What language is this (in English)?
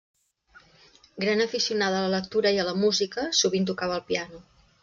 Catalan